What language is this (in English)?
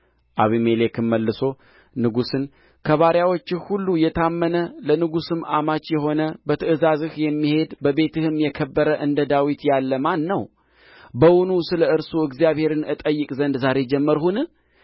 Amharic